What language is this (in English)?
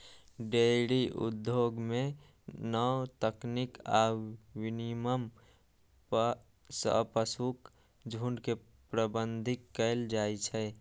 Maithili